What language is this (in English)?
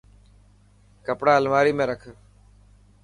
Dhatki